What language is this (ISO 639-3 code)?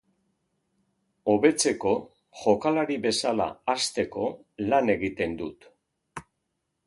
eus